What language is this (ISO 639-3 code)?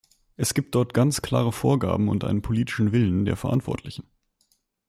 deu